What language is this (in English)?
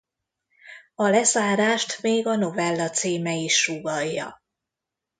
Hungarian